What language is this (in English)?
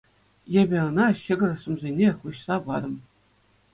Chuvash